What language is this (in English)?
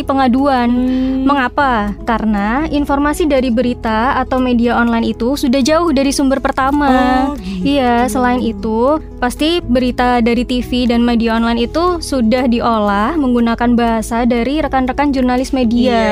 Indonesian